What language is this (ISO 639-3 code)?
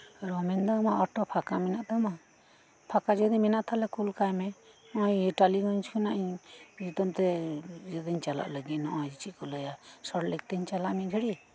sat